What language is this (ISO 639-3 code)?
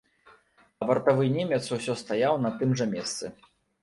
bel